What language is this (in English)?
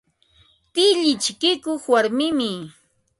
Ambo-Pasco Quechua